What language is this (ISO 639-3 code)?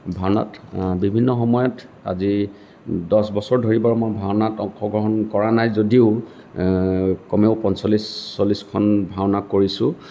asm